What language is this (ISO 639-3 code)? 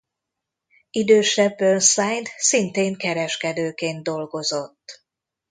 hun